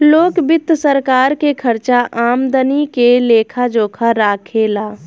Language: Bhojpuri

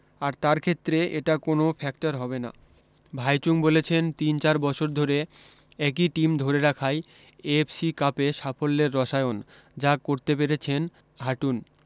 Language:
Bangla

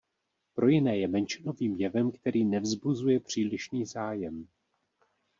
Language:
Czech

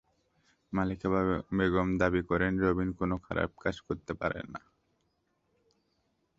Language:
Bangla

